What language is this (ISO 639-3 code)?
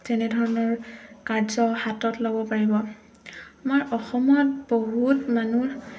asm